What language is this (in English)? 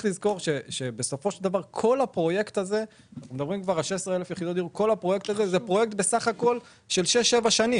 Hebrew